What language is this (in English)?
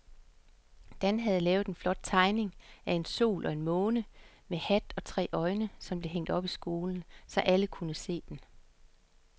Danish